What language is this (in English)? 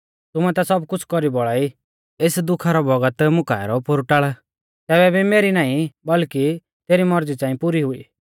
Mahasu Pahari